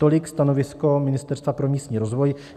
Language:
Czech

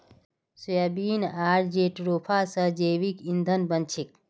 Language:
Magahi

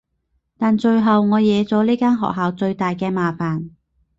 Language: Cantonese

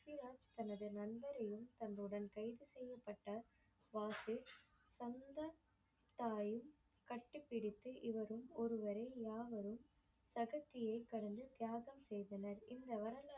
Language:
Tamil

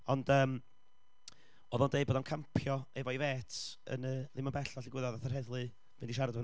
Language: Welsh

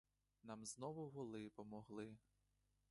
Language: Ukrainian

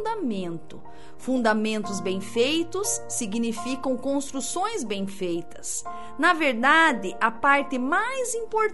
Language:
Portuguese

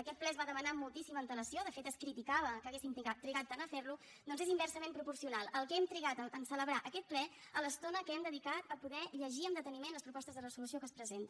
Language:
Catalan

